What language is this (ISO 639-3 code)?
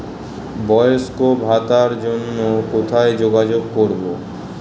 ben